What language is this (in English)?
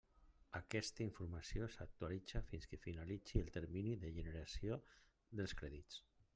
Catalan